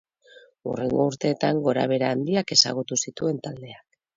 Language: Basque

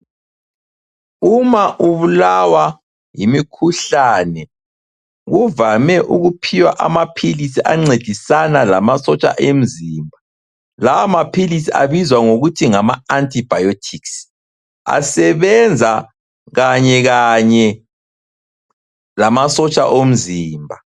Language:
North Ndebele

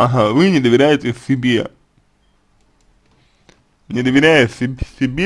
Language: Russian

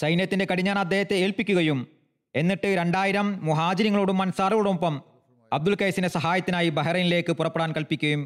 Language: Malayalam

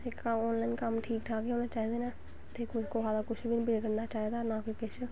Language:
Dogri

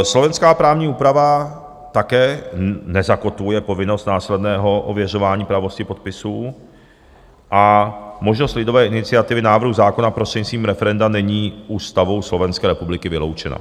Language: Czech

